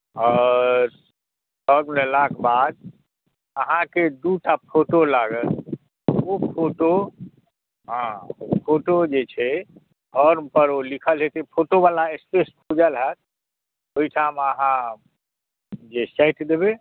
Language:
Maithili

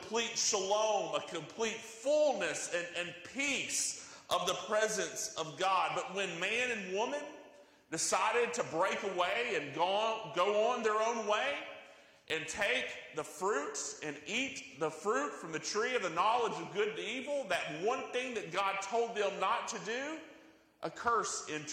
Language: English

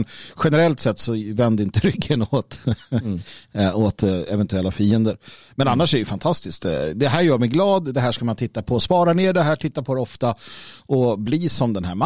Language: Swedish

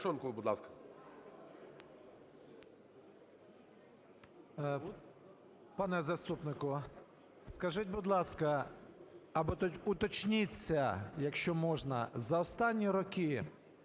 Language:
Ukrainian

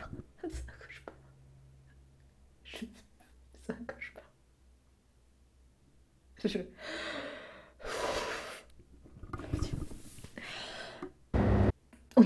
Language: French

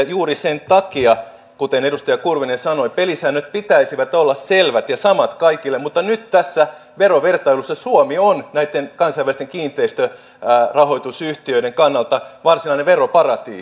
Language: Finnish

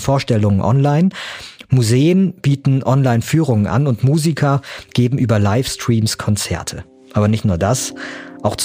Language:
German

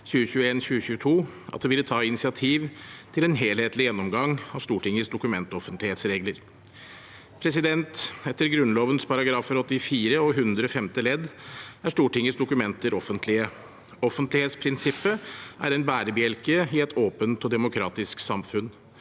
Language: Norwegian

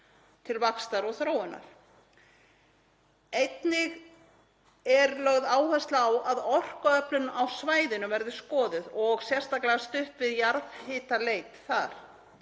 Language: Icelandic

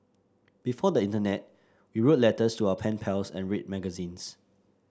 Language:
English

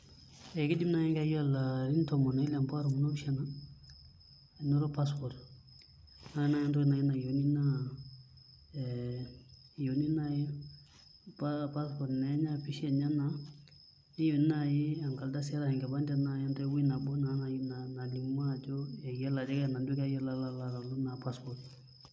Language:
Masai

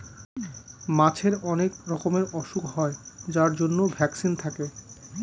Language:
Bangla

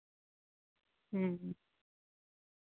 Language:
Santali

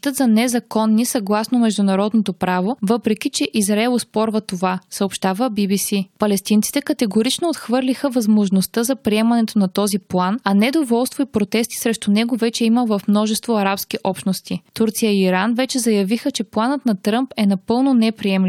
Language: Bulgarian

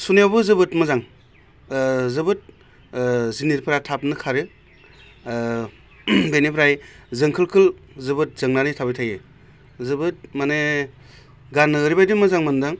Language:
Bodo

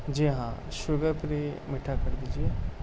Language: Urdu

